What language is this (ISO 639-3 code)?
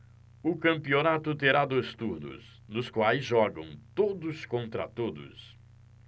por